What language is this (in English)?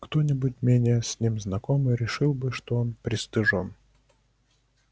Russian